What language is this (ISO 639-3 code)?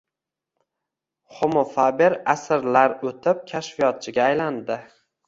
uzb